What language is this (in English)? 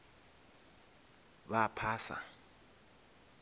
Northern Sotho